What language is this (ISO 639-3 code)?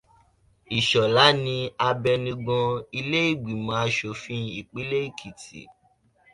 yor